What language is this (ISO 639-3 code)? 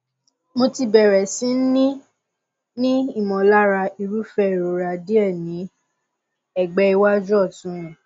yor